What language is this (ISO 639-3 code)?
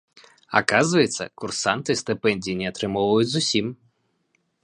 bel